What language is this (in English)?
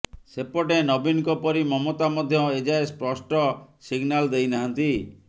Odia